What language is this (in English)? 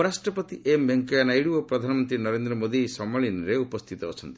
Odia